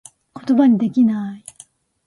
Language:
Japanese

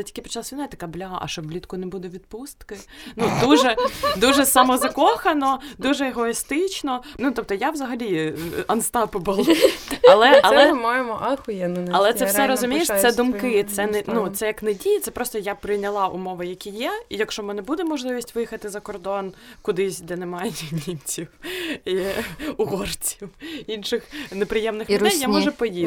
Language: Ukrainian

